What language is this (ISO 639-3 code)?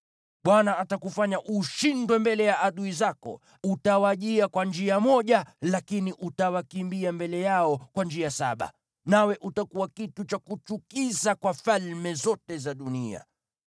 swa